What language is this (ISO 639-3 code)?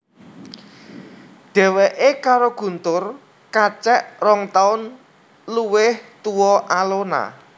jav